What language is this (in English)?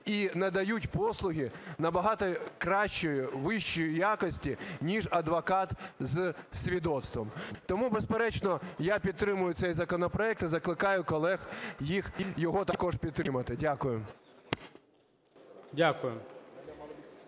Ukrainian